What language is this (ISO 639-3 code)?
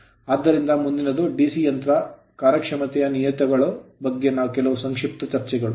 kan